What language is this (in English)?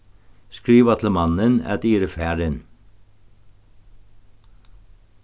Faroese